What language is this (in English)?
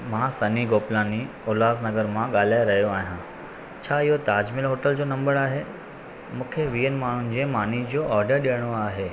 Sindhi